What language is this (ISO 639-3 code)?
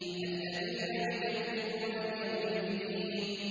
ara